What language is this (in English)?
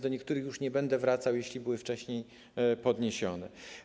Polish